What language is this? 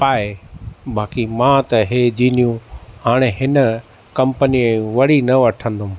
Sindhi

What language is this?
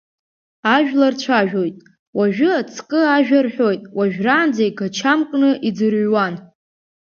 Abkhazian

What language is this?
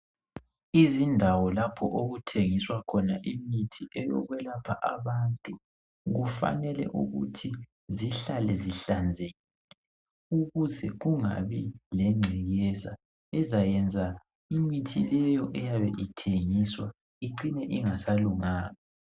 North Ndebele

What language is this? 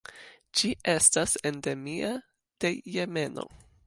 Esperanto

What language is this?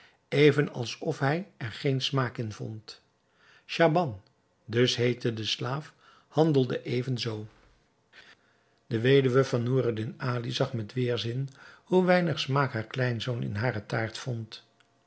Dutch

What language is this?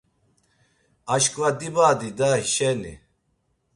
Laz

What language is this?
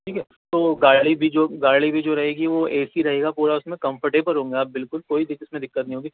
Urdu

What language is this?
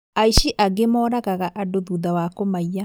Kikuyu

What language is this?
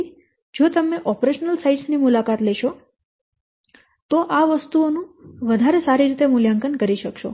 Gujarati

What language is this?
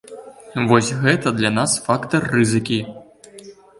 Belarusian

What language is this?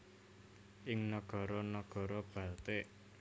Javanese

